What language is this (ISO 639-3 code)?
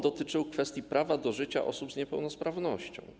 pol